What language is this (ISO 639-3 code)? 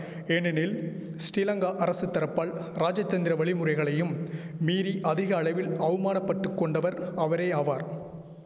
tam